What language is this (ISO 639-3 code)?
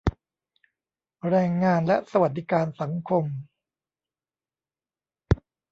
tha